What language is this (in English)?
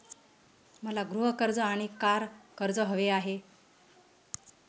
Marathi